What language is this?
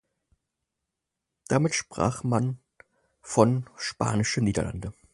German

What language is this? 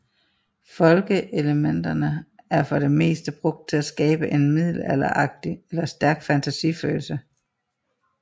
Danish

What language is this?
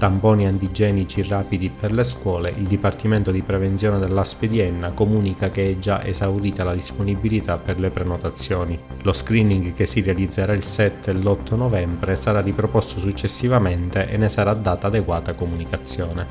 Italian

